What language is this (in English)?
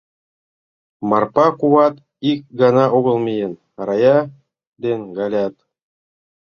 Mari